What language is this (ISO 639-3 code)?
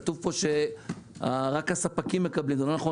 heb